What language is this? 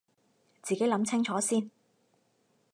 Cantonese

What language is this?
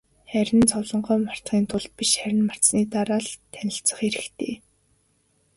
Mongolian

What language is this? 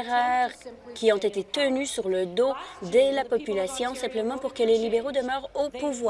French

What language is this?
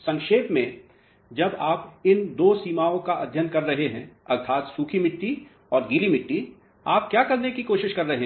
Hindi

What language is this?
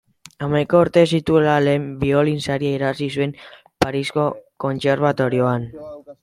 Basque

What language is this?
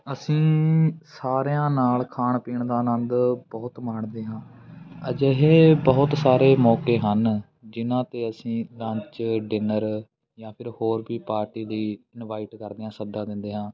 Punjabi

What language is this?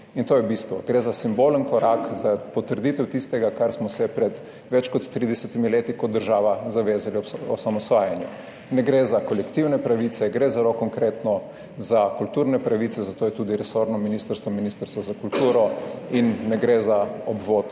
Slovenian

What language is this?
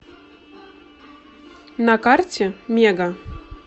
Russian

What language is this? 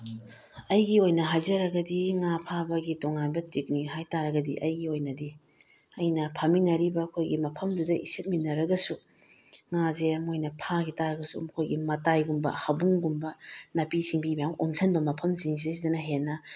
Manipuri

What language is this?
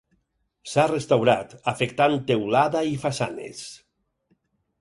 Catalan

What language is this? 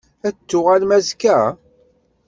Kabyle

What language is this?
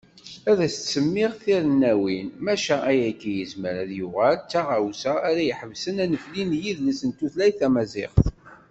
Kabyle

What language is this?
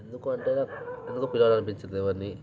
Telugu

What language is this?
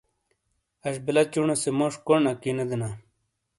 Shina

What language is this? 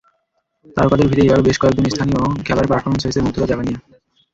Bangla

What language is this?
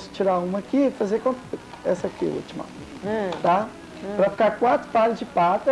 Portuguese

